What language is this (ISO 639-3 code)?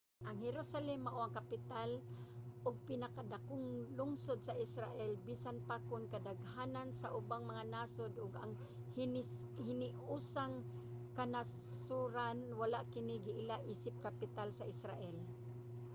ceb